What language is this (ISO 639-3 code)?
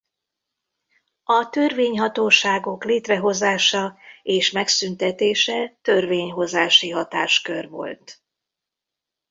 hun